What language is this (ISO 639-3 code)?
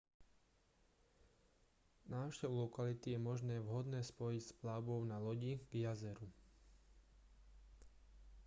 slk